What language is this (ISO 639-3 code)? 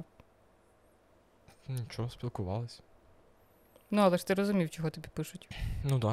ukr